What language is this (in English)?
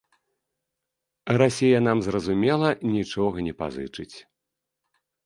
Belarusian